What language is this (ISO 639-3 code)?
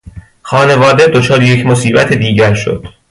fas